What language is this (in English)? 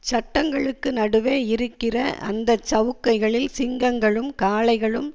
Tamil